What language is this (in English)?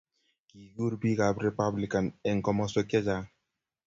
Kalenjin